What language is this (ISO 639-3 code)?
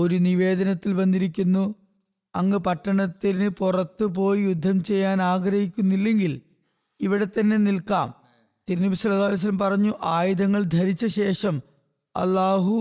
mal